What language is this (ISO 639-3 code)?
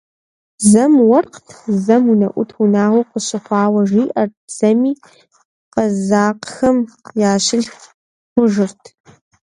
kbd